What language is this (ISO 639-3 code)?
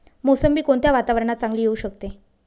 mar